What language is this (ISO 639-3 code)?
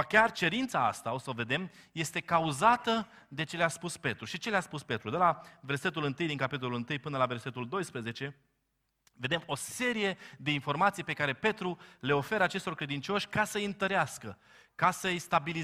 ron